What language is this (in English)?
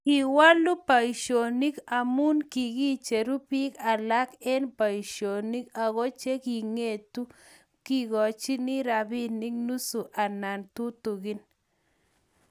Kalenjin